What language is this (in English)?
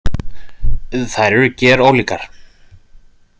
Icelandic